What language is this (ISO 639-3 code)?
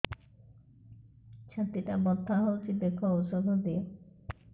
ori